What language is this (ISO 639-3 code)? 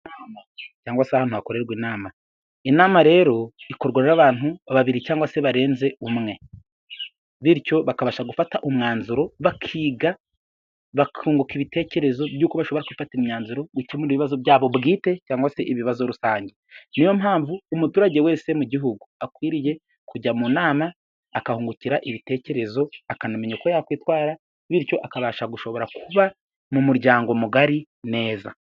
kin